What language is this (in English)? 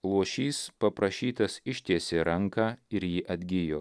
Lithuanian